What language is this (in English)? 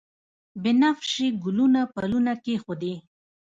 Pashto